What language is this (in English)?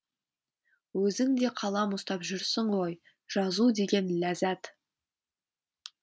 Kazakh